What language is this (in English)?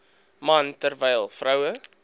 Afrikaans